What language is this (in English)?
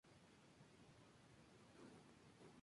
Spanish